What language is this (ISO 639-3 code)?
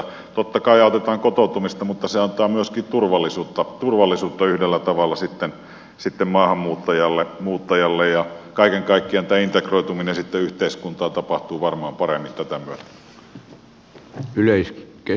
fin